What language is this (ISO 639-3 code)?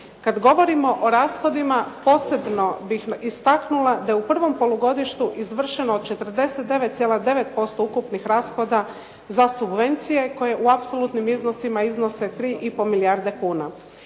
hrv